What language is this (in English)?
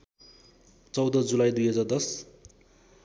Nepali